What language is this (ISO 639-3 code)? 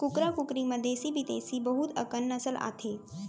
hne